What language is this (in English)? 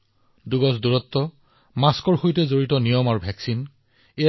Assamese